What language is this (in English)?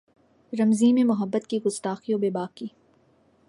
Urdu